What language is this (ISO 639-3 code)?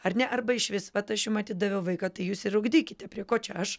lit